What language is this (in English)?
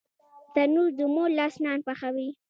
Pashto